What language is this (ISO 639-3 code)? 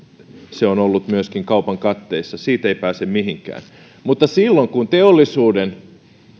fin